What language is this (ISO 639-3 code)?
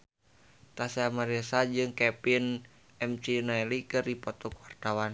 sun